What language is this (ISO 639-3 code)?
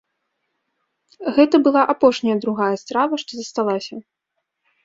bel